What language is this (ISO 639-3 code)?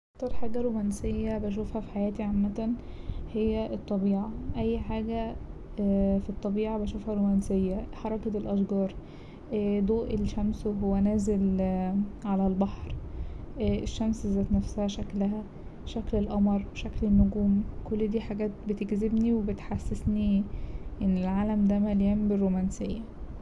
arz